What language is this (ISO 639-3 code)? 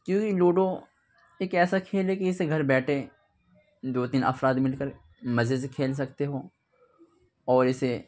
urd